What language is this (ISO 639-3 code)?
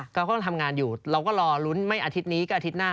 tha